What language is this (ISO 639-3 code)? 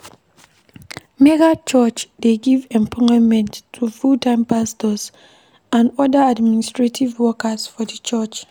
pcm